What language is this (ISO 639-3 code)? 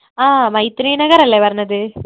mal